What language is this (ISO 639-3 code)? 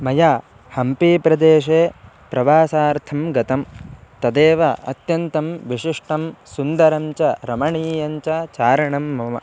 san